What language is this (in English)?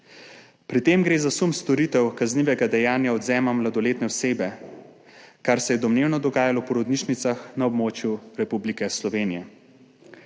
Slovenian